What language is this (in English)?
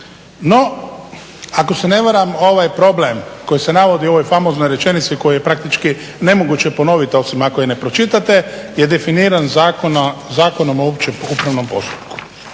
Croatian